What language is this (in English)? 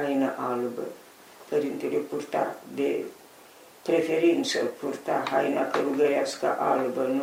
Romanian